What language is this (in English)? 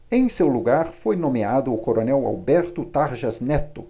Portuguese